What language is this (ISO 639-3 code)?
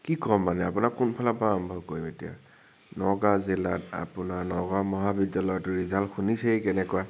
asm